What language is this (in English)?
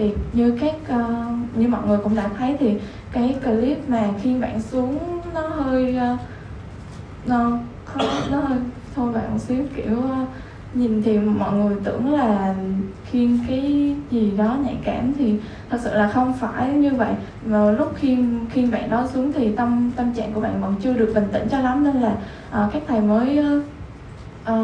Vietnamese